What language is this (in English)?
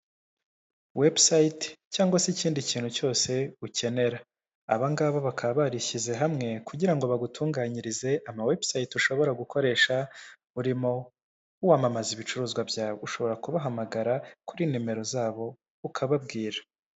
Kinyarwanda